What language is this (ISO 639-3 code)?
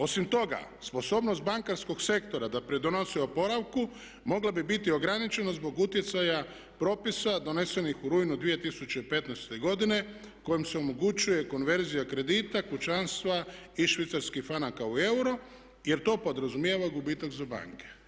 hrv